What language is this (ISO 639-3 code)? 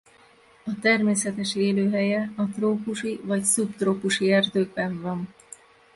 hun